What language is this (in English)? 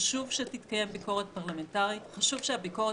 Hebrew